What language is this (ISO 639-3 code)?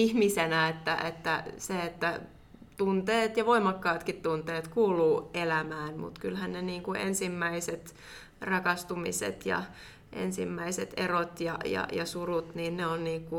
fin